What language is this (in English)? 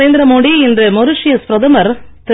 Tamil